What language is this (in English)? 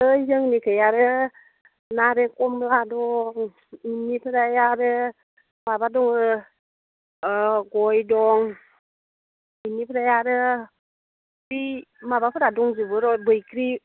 Bodo